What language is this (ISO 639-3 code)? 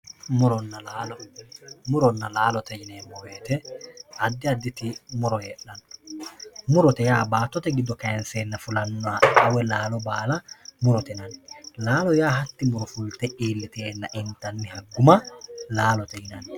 sid